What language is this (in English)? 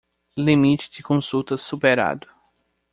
Portuguese